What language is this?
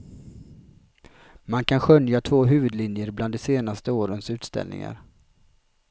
Swedish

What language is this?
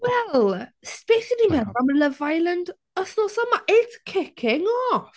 Welsh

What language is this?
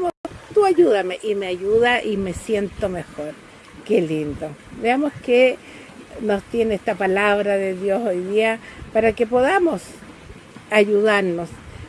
Spanish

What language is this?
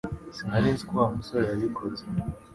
Kinyarwanda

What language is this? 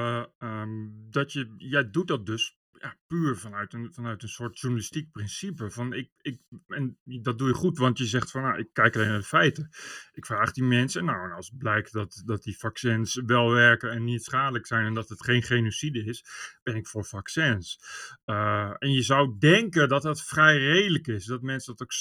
Dutch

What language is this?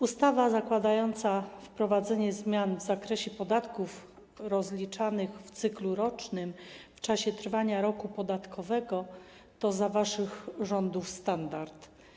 Polish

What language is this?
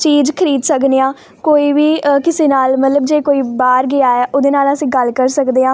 Punjabi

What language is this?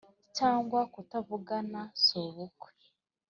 Kinyarwanda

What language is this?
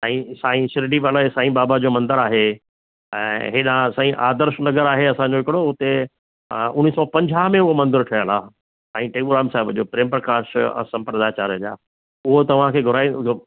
Sindhi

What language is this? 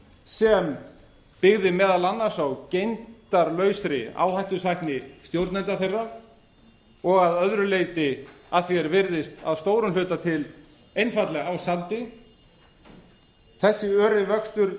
Icelandic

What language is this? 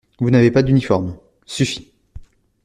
French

